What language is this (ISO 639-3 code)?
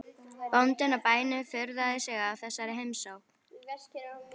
isl